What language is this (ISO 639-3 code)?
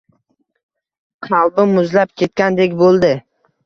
uzb